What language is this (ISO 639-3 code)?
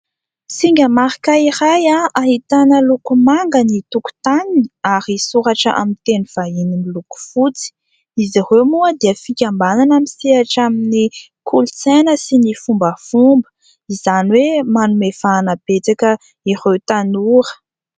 mlg